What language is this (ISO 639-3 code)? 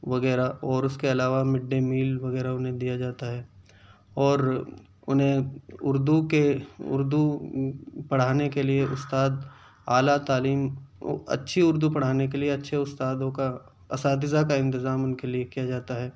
urd